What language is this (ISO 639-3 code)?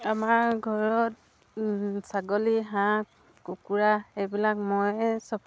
asm